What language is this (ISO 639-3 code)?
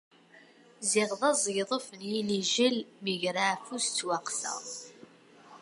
kab